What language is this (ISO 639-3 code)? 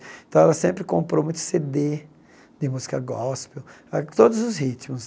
por